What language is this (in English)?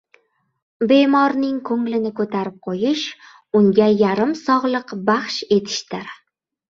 Uzbek